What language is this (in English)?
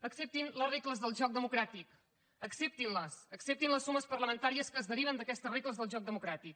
Catalan